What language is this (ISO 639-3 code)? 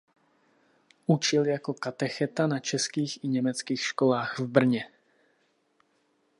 ces